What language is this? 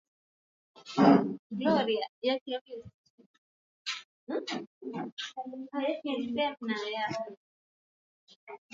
Swahili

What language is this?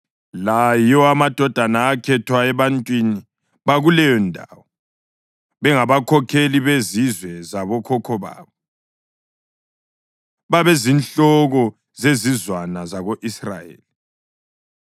North Ndebele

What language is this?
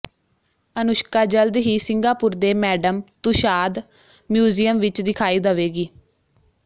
Punjabi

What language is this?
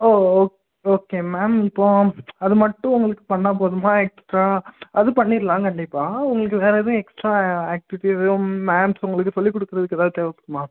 Tamil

